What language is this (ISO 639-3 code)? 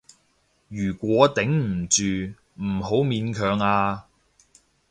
yue